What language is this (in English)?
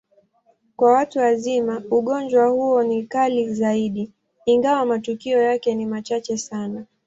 Swahili